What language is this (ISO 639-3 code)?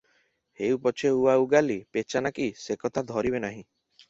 ori